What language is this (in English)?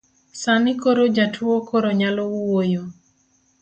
Luo (Kenya and Tanzania)